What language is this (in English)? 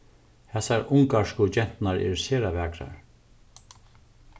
Faroese